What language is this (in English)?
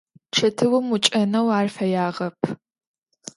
Adyghe